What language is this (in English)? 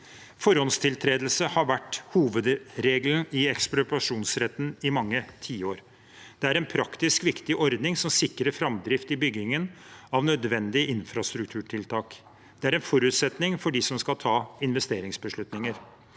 Norwegian